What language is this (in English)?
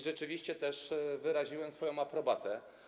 Polish